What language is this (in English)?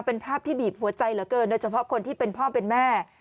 Thai